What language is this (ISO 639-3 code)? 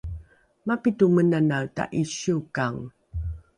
dru